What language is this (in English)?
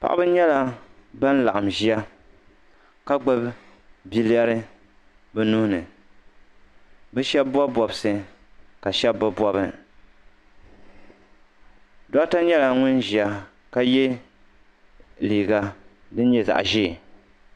Dagbani